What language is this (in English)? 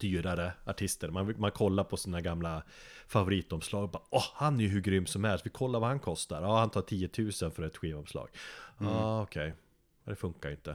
Swedish